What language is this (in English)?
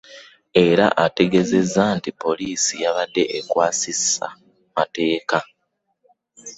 Ganda